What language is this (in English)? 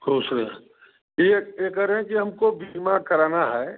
Hindi